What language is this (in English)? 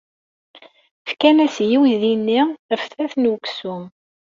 Kabyle